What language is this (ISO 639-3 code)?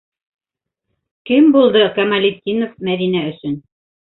bak